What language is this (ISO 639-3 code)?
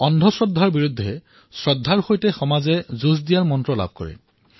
asm